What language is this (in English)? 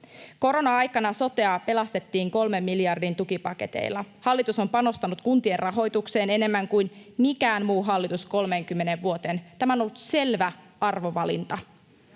Finnish